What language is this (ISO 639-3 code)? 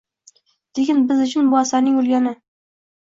uzb